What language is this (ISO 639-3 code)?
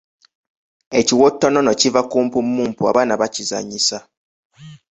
lug